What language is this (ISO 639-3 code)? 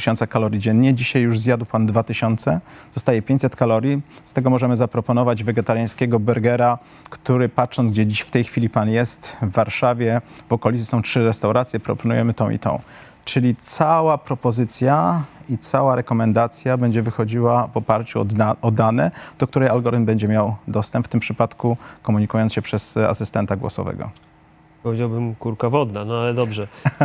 pol